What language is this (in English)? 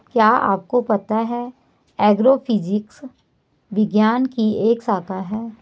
Hindi